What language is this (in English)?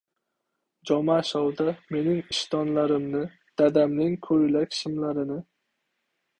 Uzbek